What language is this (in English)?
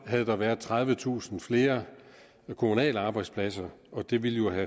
Danish